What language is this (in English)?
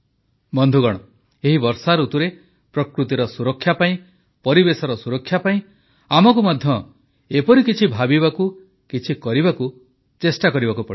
Odia